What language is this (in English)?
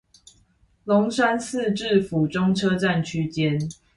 Chinese